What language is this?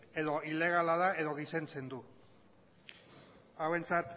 Basque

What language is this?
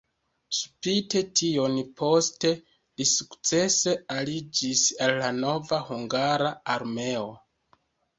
Esperanto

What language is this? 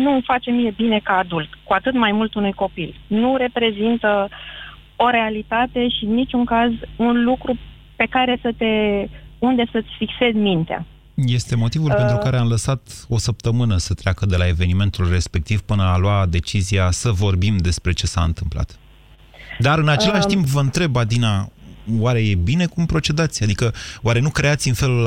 Romanian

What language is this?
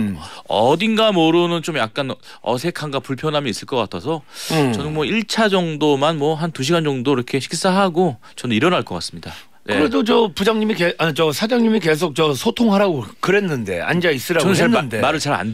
Korean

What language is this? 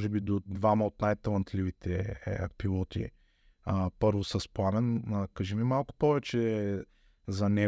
Bulgarian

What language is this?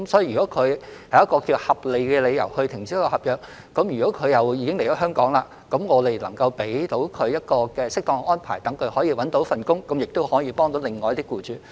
Cantonese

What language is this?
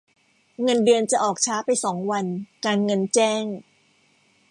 Thai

